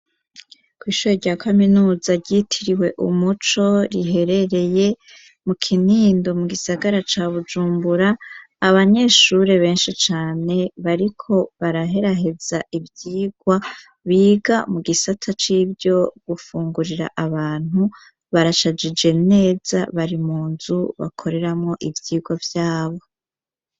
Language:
Rundi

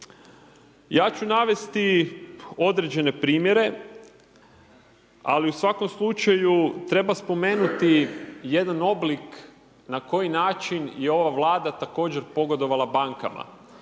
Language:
Croatian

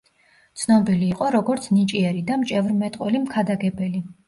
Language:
Georgian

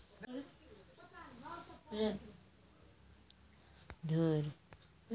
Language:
Maithili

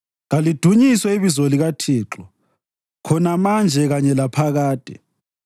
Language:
North Ndebele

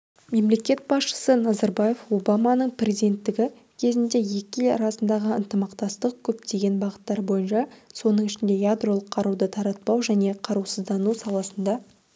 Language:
Kazakh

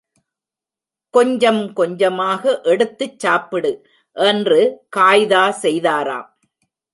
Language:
Tamil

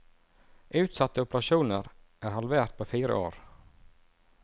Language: Norwegian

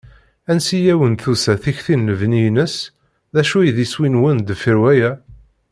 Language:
Kabyle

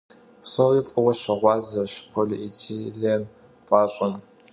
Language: Kabardian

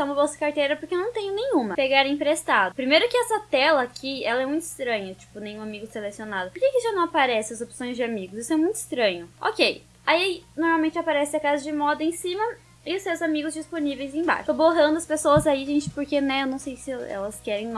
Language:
Portuguese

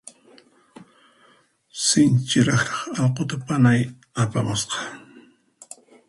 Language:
Puno Quechua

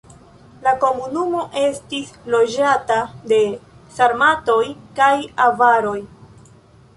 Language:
Esperanto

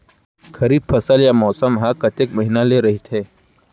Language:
Chhattisgarhi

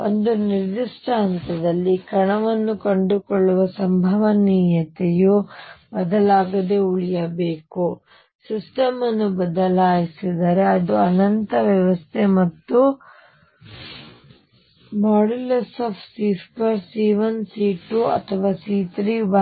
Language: Kannada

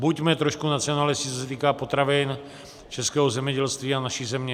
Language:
Czech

